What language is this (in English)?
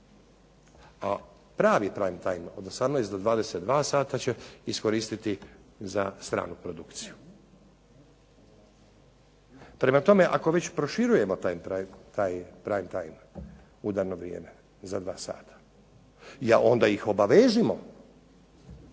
Croatian